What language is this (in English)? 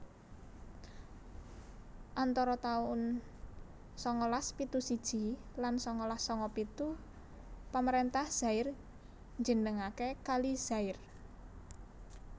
Javanese